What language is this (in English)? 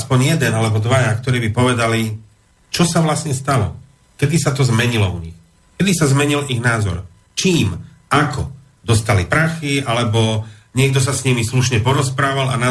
Slovak